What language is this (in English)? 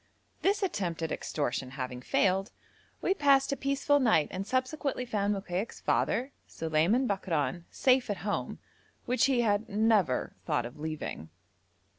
English